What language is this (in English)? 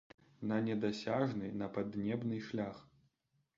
Belarusian